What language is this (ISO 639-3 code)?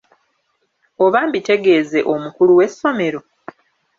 lug